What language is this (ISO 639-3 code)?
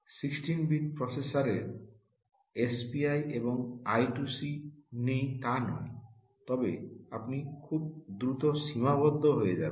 ben